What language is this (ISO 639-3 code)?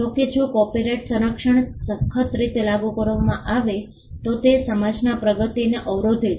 guj